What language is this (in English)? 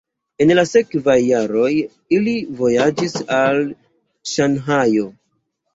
Esperanto